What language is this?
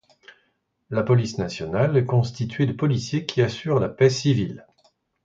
French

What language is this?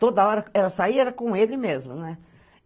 Portuguese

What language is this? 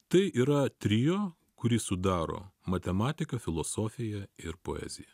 Lithuanian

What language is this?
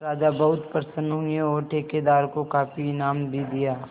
Hindi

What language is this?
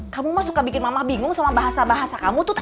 Indonesian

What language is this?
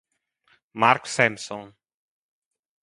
Italian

